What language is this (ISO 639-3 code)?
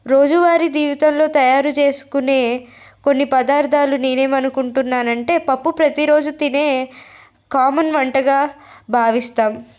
tel